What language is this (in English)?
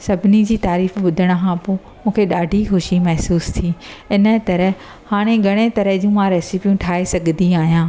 Sindhi